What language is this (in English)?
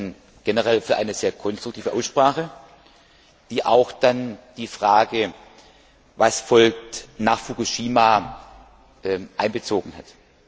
German